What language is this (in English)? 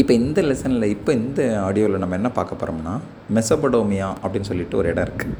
Tamil